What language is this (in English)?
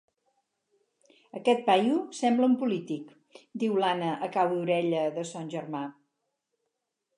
Catalan